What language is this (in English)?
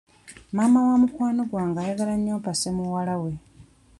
Ganda